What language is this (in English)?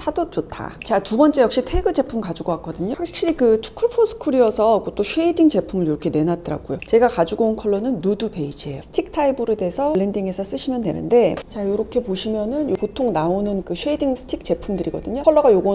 Korean